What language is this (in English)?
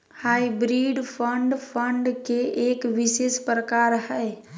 Magahi